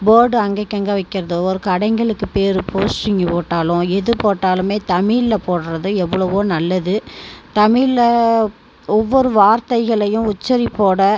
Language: Tamil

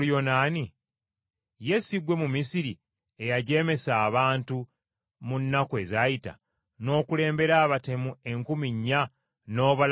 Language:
Ganda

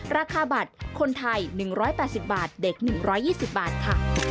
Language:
Thai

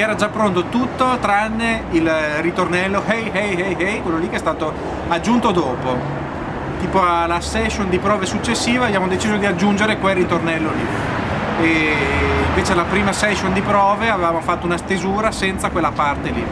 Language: Italian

